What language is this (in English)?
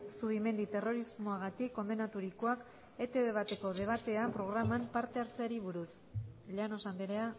Basque